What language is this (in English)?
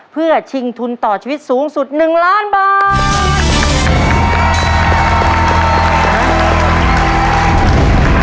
Thai